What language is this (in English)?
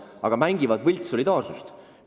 Estonian